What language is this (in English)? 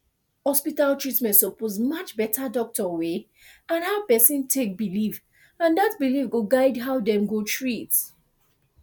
Nigerian Pidgin